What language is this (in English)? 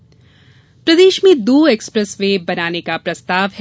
Hindi